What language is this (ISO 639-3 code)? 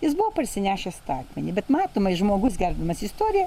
lit